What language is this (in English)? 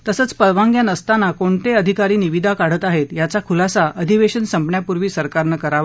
Marathi